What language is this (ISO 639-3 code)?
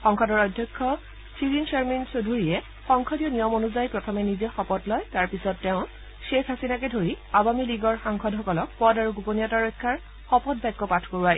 asm